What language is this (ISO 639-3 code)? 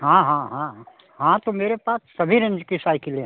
hin